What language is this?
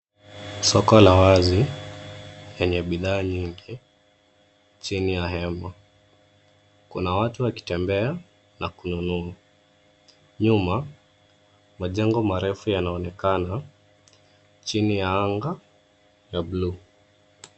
Swahili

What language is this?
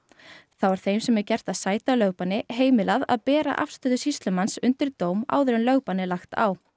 Icelandic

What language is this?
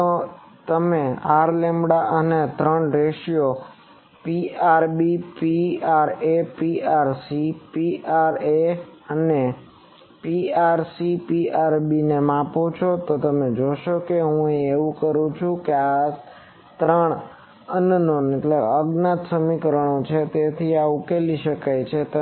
Gujarati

